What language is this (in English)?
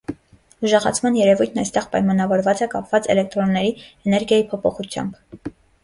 Armenian